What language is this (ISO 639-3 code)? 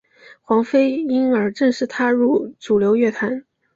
zho